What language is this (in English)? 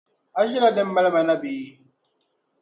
Dagbani